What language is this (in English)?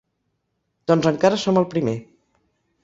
Catalan